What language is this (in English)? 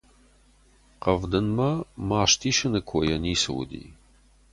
Ossetic